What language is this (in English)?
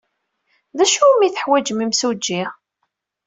Kabyle